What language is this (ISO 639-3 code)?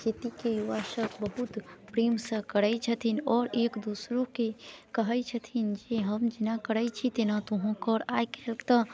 mai